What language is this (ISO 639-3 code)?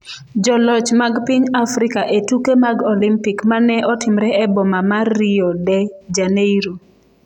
luo